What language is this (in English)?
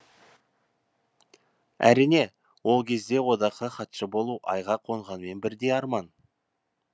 Kazakh